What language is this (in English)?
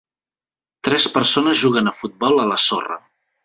Catalan